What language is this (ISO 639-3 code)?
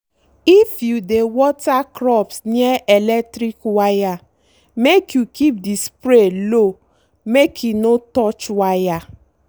pcm